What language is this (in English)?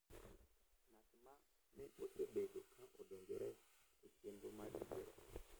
Luo (Kenya and Tanzania)